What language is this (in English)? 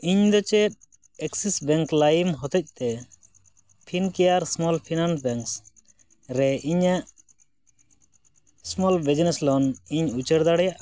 Santali